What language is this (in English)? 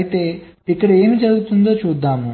Telugu